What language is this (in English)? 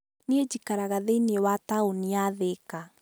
Kikuyu